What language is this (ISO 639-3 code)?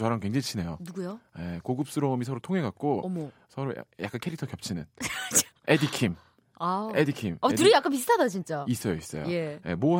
kor